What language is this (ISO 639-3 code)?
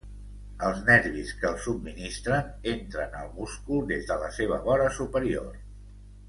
cat